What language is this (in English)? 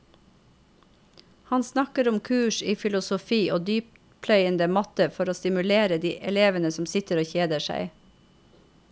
Norwegian